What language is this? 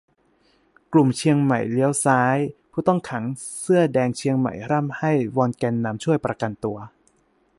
Thai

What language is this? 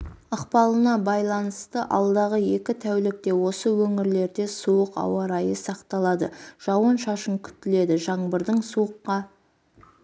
Kazakh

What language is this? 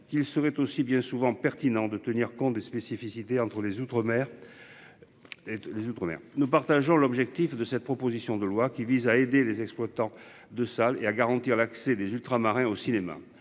French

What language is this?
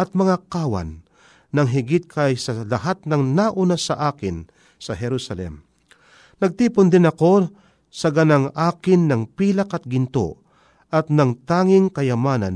Filipino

